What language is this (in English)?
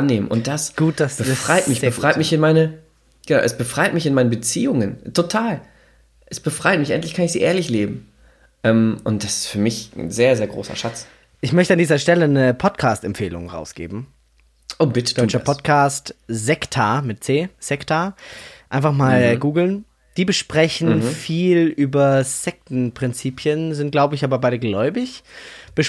German